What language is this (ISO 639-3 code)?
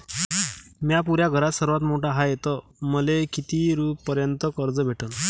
mar